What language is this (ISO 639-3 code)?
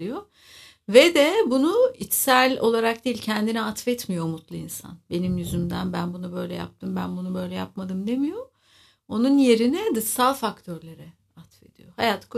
tur